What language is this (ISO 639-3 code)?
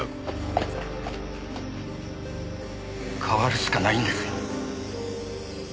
jpn